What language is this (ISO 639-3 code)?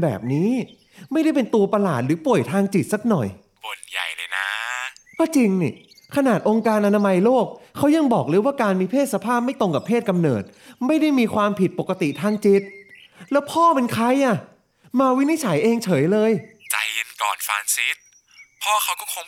tha